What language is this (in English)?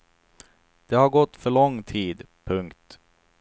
Swedish